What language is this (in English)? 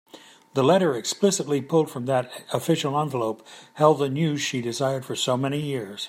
English